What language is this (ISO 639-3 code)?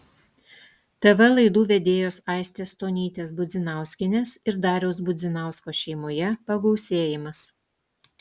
lit